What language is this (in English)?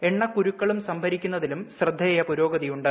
Malayalam